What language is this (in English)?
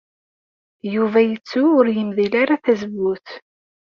Kabyle